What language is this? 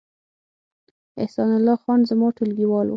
Pashto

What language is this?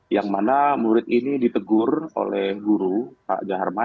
Indonesian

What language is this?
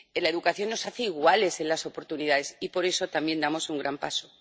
Spanish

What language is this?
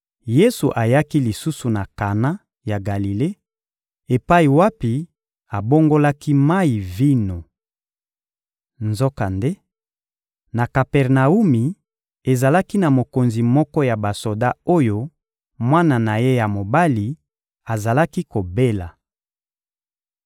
Lingala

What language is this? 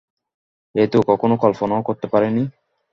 Bangla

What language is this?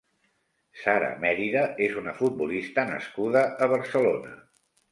Catalan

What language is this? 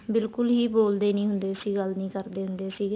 Punjabi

